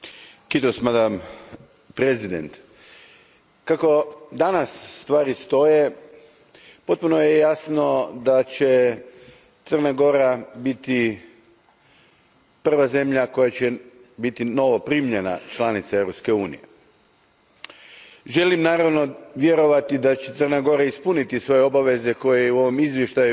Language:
Croatian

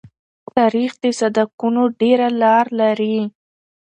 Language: Pashto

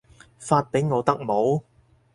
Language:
Cantonese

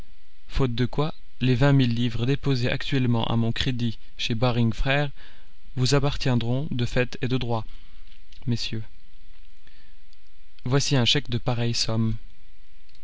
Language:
French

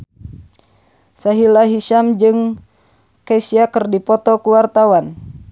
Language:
Sundanese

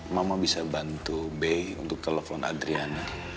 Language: Indonesian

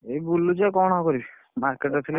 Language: Odia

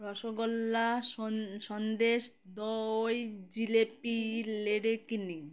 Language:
Bangla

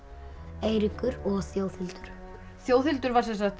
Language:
Icelandic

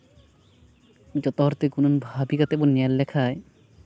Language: Santali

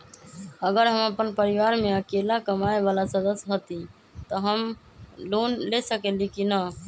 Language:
Magahi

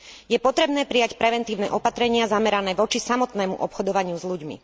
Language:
Slovak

